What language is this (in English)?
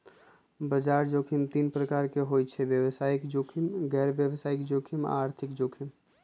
Magahi